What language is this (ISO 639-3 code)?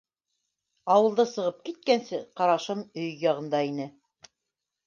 bak